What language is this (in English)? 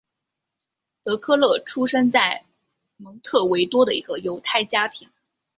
Chinese